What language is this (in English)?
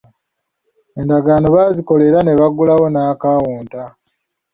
Ganda